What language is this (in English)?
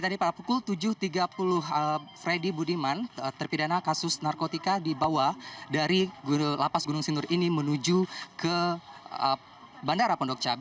Indonesian